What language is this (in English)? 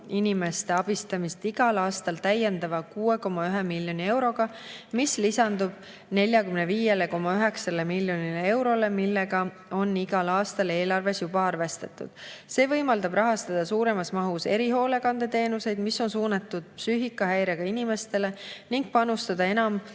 Estonian